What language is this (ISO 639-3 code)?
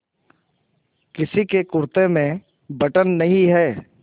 hin